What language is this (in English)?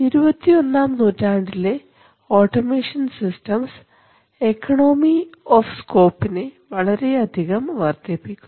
Malayalam